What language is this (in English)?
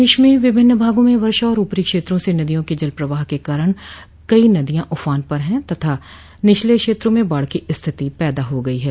Hindi